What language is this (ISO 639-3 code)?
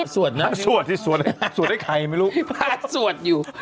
tha